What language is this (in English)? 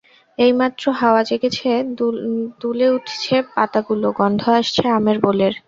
Bangla